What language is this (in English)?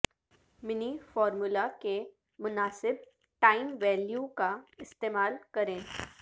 Urdu